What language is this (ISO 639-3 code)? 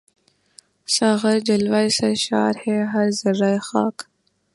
urd